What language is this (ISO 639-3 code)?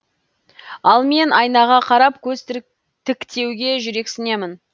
kaz